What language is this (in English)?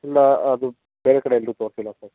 Kannada